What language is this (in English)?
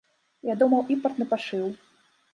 Belarusian